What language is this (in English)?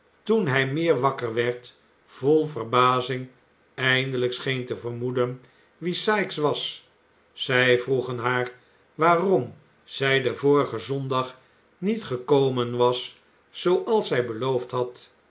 Dutch